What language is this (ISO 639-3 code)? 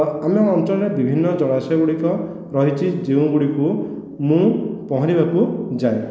ori